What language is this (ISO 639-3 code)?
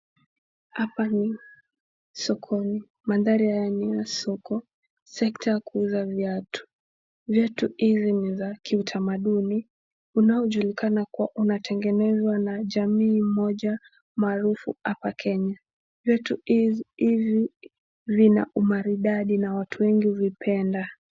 swa